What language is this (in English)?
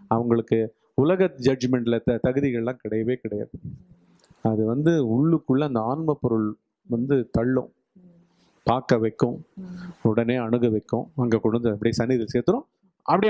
Tamil